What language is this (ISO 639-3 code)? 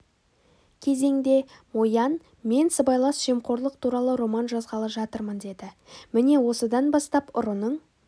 kaz